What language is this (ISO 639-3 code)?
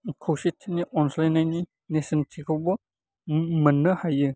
brx